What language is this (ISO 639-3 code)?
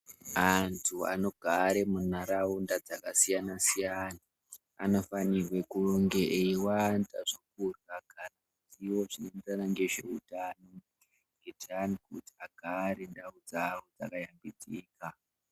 ndc